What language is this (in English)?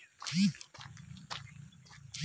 Bangla